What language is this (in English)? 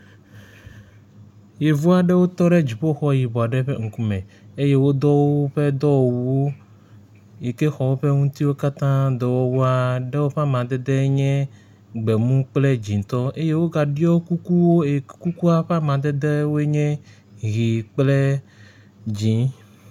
Ewe